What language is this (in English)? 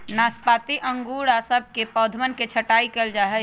Magahi